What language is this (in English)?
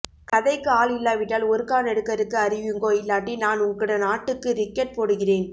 Tamil